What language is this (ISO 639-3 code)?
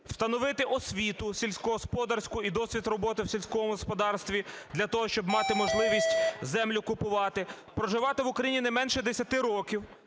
ukr